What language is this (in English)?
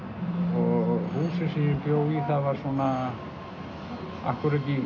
Icelandic